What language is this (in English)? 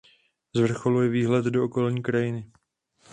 Czech